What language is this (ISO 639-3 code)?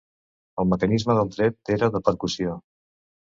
cat